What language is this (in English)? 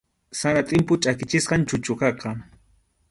Arequipa-La Unión Quechua